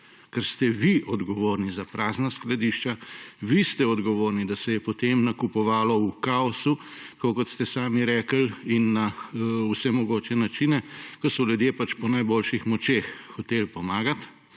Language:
Slovenian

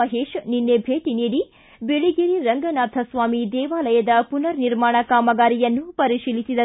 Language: Kannada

